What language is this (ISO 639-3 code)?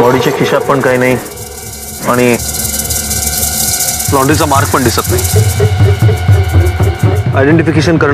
hin